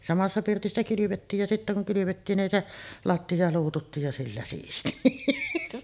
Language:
Finnish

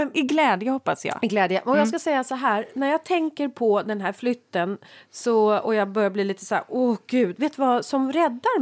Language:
Swedish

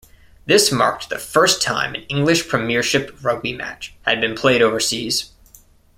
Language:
English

